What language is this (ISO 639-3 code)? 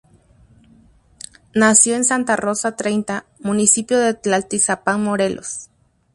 spa